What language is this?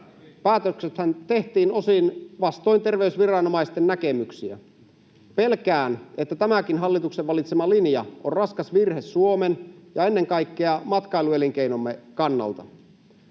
Finnish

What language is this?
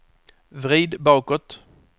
Swedish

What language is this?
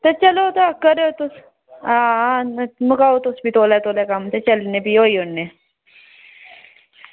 Dogri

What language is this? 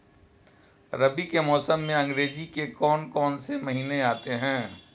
Hindi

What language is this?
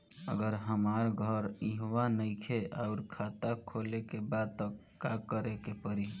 Bhojpuri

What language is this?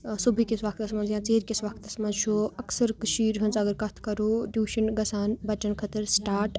Kashmiri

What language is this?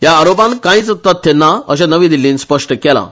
Konkani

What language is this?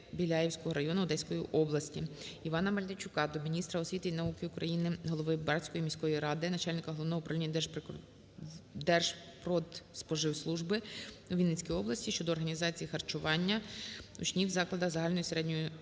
Ukrainian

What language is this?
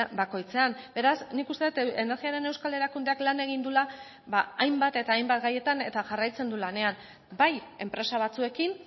Basque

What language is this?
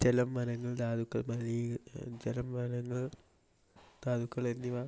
Malayalam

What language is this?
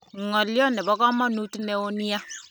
Kalenjin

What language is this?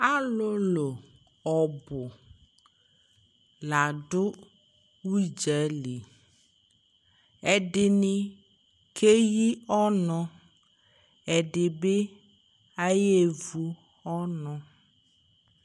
Ikposo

